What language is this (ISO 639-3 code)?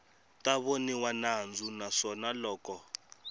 tso